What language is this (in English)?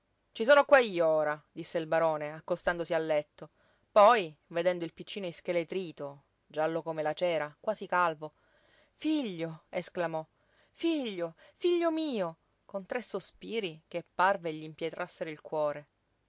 Italian